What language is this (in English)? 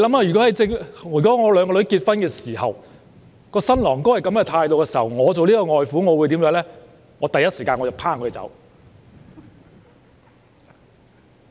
Cantonese